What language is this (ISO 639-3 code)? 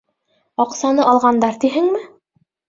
bak